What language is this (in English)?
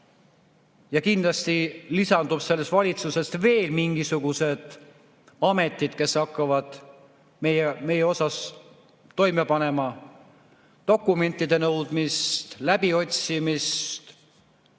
Estonian